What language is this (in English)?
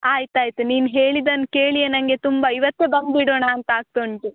Kannada